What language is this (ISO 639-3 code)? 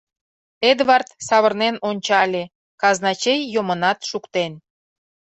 chm